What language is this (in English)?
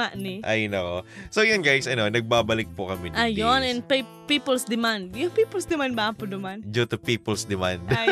Filipino